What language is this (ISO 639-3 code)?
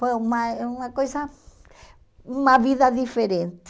por